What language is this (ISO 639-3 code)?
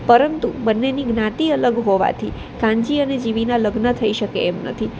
guj